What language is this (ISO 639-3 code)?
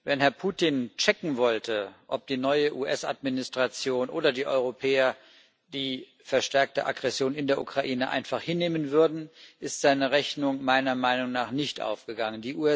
deu